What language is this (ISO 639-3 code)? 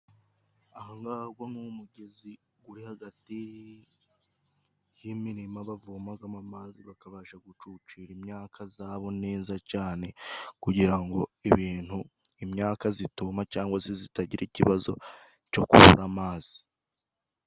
kin